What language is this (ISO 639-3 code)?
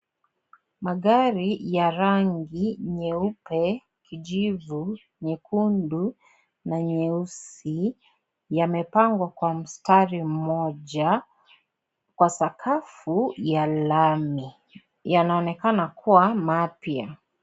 swa